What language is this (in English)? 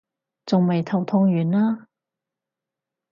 Cantonese